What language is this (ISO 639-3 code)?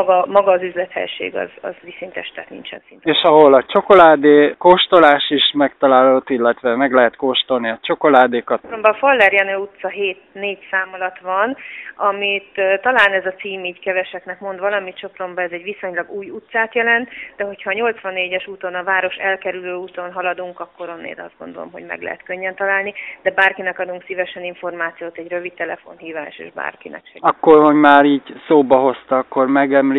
hun